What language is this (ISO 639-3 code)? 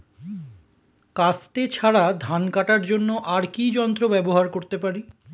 ben